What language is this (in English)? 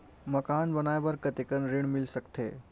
Chhattisgarhi